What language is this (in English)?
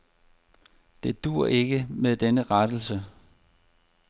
Danish